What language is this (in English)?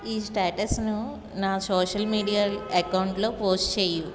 Telugu